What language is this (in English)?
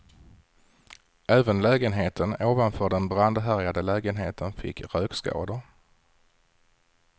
Swedish